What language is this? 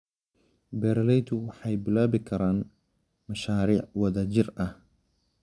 Somali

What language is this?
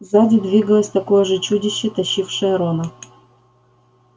Russian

